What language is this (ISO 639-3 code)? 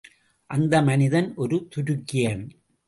tam